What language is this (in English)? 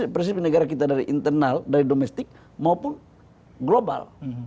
Indonesian